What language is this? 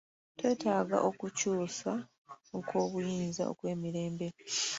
Ganda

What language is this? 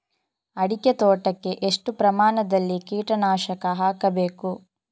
Kannada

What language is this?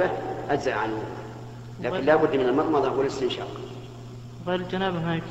Arabic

